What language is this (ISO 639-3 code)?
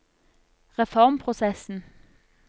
nor